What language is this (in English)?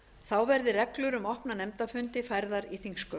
Icelandic